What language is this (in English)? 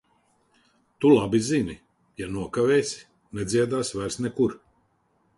Latvian